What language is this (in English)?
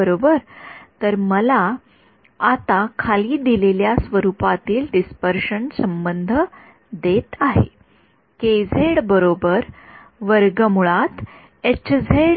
Marathi